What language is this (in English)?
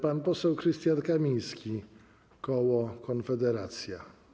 Polish